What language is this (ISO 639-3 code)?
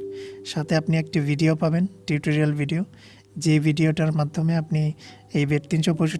eng